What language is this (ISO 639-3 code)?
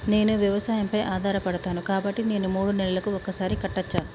tel